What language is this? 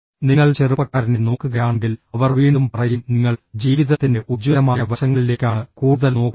Malayalam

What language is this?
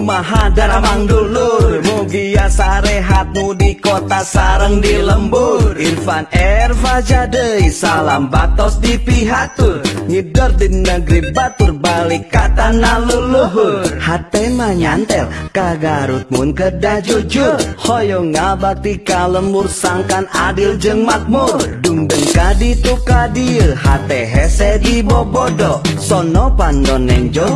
Indonesian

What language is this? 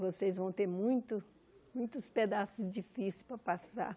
Portuguese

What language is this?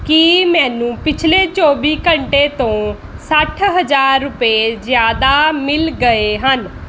Punjabi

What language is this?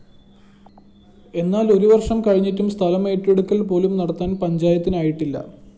Malayalam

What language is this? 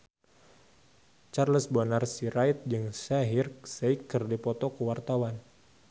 Sundanese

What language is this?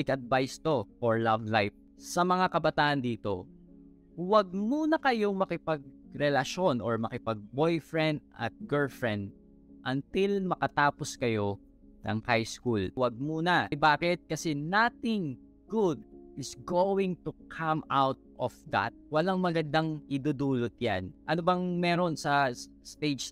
Filipino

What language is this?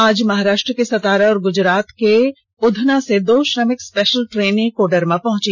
Hindi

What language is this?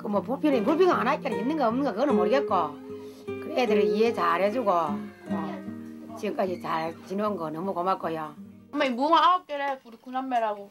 Korean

